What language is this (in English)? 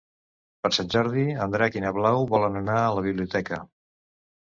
Catalan